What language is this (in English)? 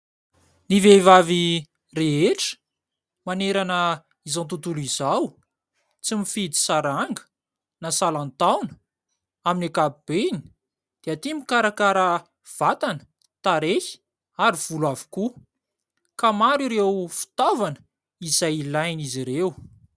Malagasy